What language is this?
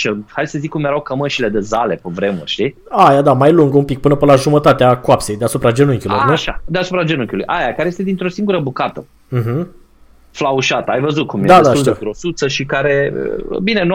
Romanian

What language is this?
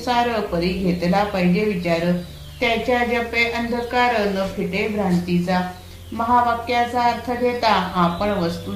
Marathi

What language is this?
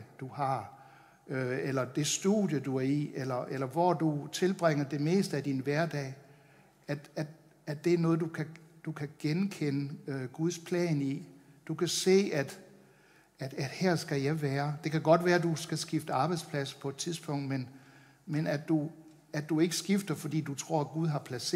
Danish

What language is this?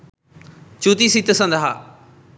Sinhala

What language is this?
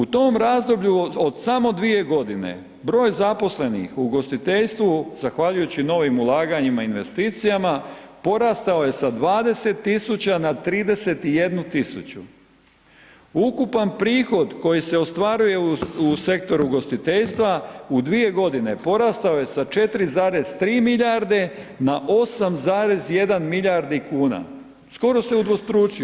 Croatian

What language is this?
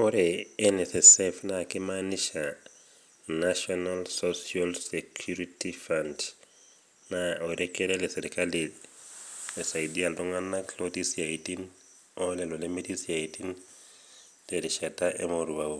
Masai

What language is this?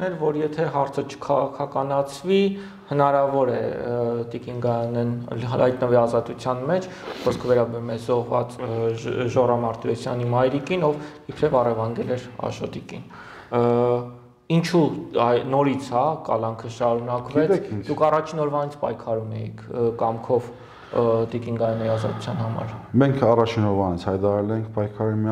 Turkish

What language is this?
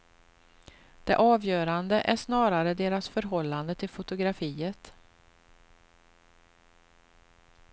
Swedish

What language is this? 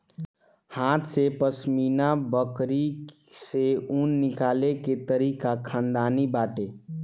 Bhojpuri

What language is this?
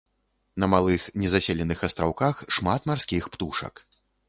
Belarusian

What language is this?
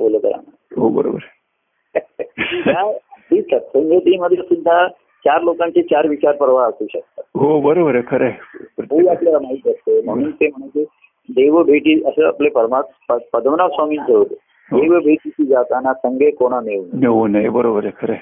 Marathi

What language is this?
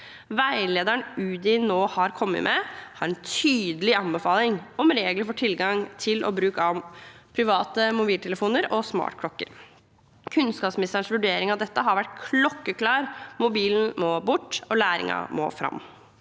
Norwegian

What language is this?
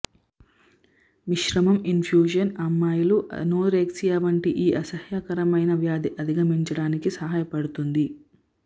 Telugu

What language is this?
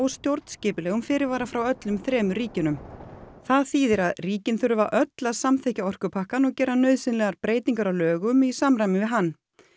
Icelandic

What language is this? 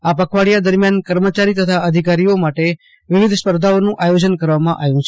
Gujarati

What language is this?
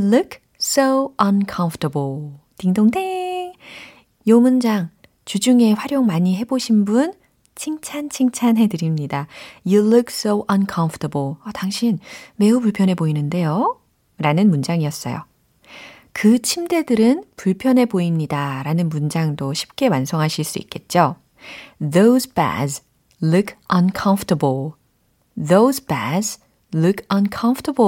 Korean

